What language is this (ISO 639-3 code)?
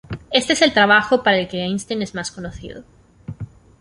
spa